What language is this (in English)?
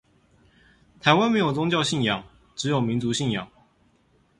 Chinese